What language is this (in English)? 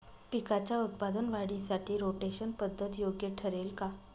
Marathi